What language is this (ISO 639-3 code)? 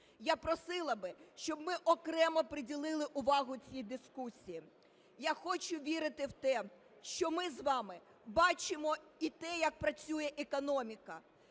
ukr